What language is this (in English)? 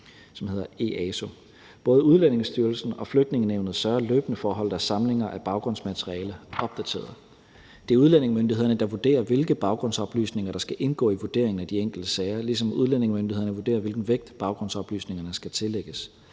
Danish